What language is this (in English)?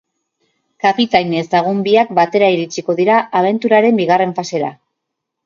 Basque